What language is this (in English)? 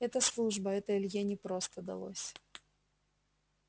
Russian